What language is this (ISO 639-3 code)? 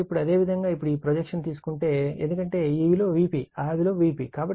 tel